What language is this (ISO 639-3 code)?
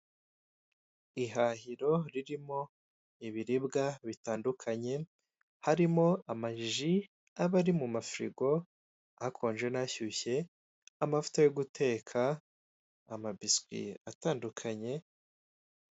kin